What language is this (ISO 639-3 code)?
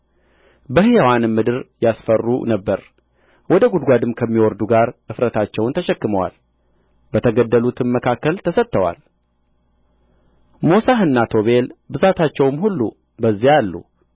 amh